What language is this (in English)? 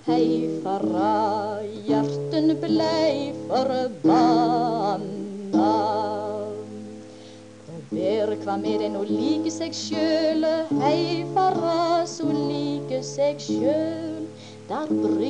Dutch